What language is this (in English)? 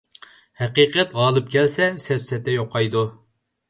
Uyghur